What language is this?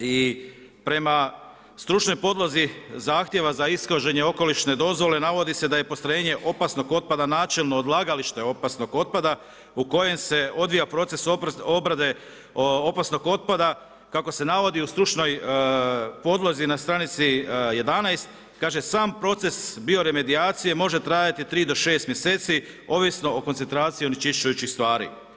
Croatian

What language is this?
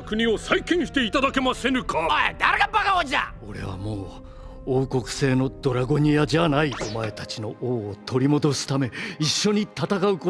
Japanese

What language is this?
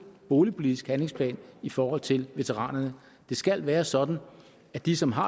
Danish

